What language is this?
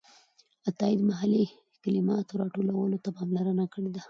Pashto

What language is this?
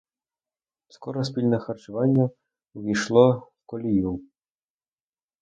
Ukrainian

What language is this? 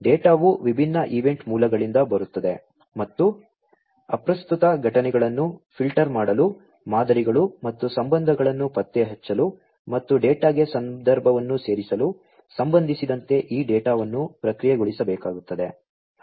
Kannada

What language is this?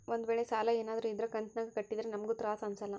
Kannada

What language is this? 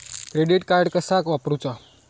Marathi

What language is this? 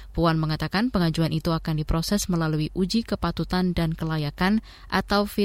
Indonesian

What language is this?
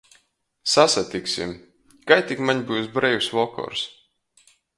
Latgalian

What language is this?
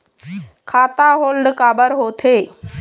Chhattisgarhi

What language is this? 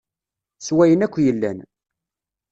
Kabyle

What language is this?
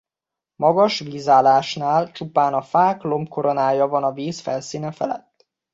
Hungarian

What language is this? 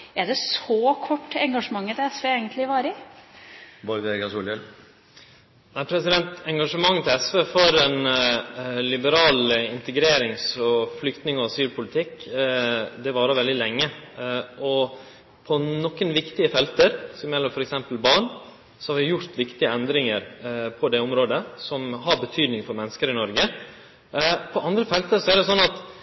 Norwegian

